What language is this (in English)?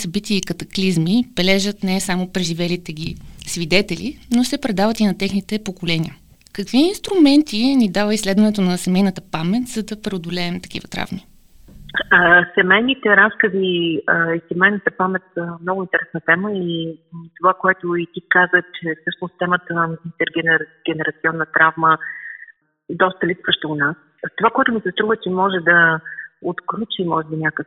Bulgarian